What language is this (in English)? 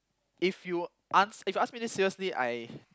English